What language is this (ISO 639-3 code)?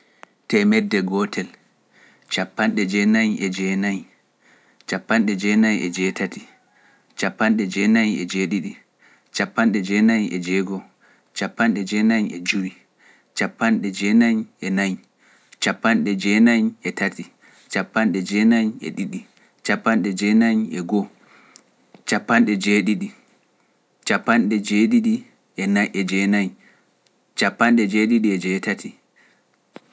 fuf